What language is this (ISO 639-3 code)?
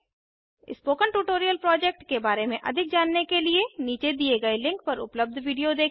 hin